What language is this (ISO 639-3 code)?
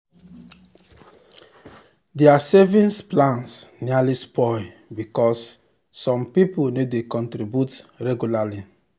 pcm